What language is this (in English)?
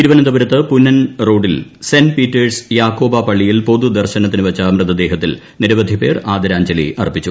Malayalam